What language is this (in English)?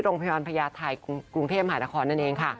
Thai